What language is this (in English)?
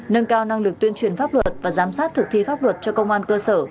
Vietnamese